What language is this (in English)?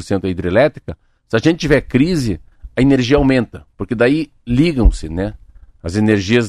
Portuguese